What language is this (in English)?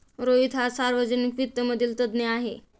Marathi